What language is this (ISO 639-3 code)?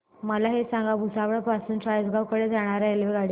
mar